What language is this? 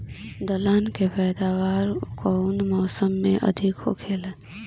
Bhojpuri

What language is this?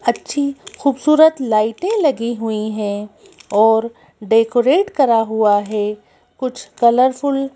Hindi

